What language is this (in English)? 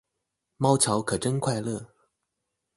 Chinese